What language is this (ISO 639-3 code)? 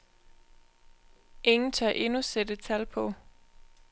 dan